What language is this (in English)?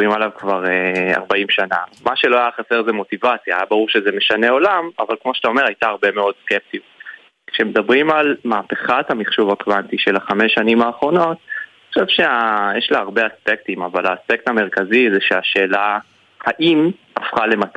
Hebrew